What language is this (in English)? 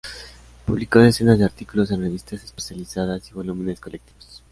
Spanish